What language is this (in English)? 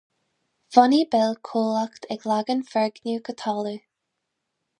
Irish